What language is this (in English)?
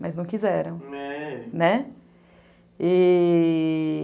Portuguese